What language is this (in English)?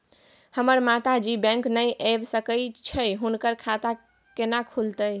Maithili